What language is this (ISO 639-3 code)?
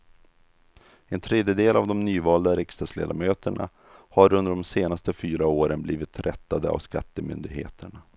swe